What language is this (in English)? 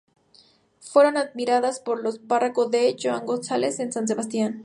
Spanish